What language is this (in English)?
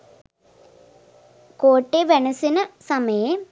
Sinhala